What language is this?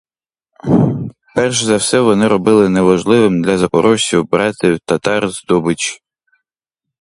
Ukrainian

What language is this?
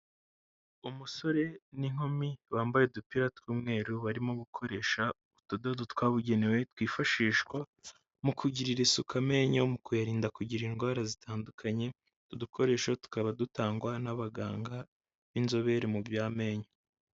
Kinyarwanda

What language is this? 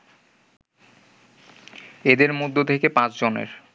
Bangla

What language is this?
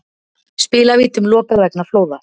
Icelandic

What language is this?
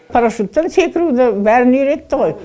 Kazakh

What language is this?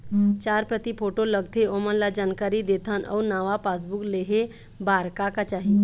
Chhattisgarhi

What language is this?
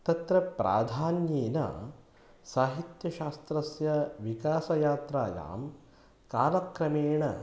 Sanskrit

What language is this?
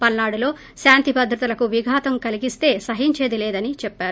Telugu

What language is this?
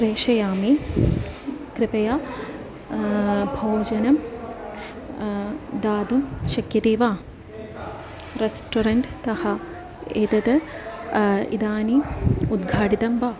Sanskrit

